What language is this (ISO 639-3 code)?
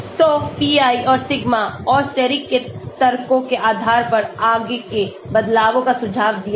hin